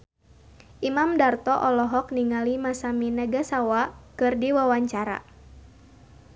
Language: Sundanese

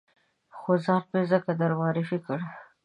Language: Pashto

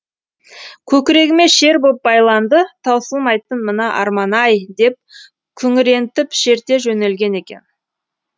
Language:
Kazakh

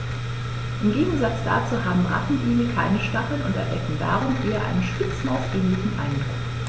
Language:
German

